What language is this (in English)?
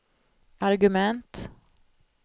Swedish